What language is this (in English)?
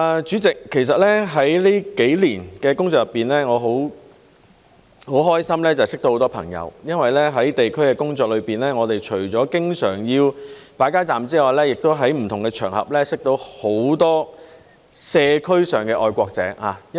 Cantonese